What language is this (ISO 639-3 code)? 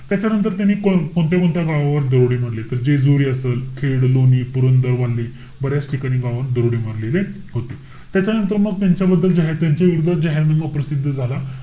mar